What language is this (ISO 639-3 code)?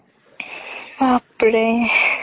asm